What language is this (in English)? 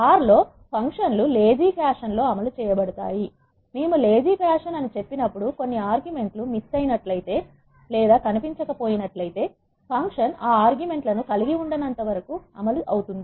Telugu